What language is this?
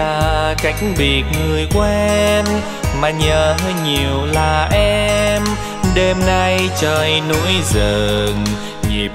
Vietnamese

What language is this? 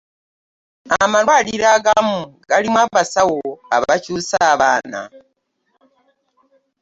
Ganda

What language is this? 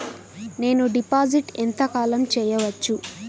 Telugu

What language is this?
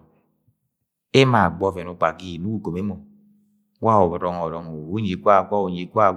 Agwagwune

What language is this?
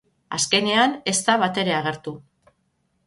Basque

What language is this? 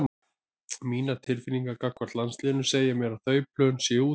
Icelandic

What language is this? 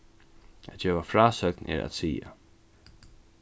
Faroese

